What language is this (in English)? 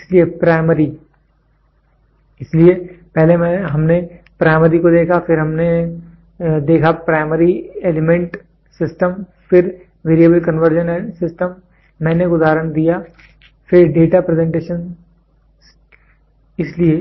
Hindi